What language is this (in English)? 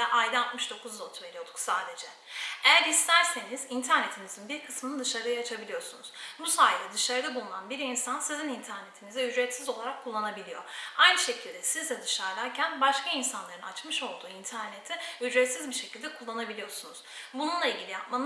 Turkish